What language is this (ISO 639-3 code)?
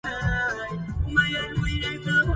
ara